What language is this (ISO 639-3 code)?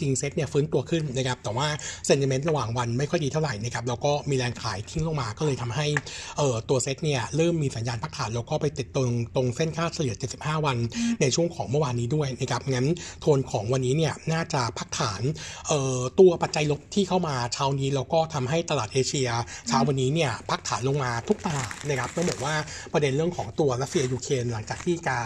tha